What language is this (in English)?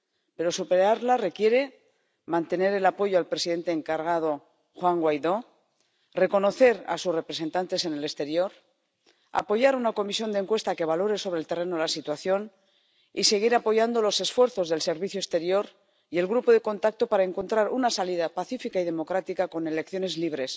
Spanish